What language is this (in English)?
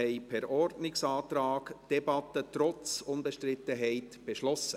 Swiss German